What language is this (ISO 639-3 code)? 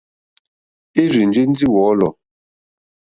bri